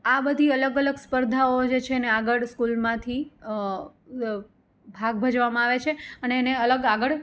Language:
Gujarati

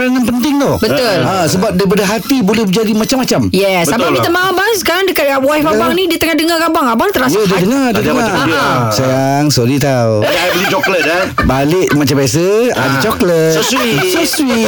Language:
Malay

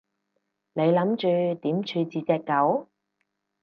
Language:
Cantonese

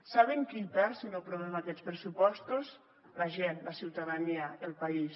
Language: Catalan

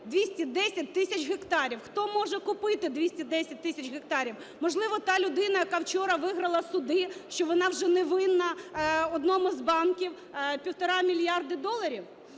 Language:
Ukrainian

